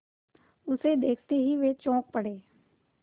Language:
Hindi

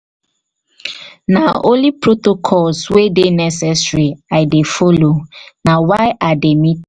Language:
Nigerian Pidgin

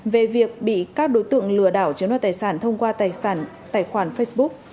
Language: Vietnamese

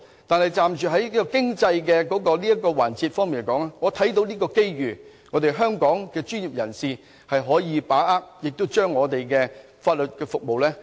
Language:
Cantonese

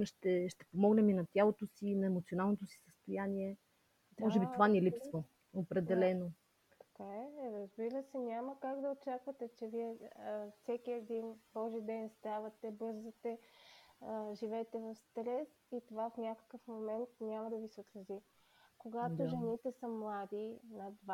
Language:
Bulgarian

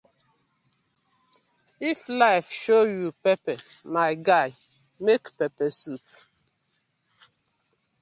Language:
Nigerian Pidgin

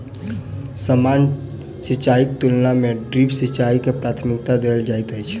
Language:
Maithili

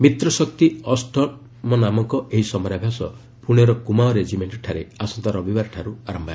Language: Odia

